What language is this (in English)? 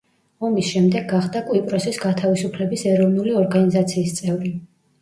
Georgian